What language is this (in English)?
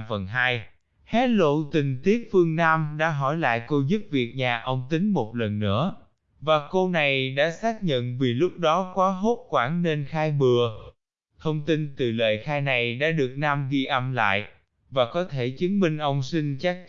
Vietnamese